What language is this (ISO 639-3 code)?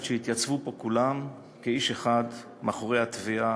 heb